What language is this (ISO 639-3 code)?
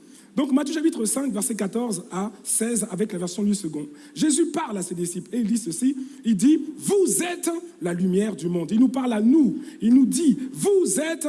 fra